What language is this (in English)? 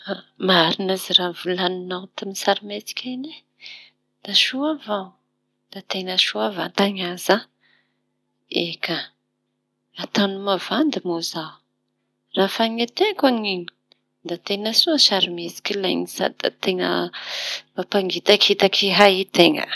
Tanosy Malagasy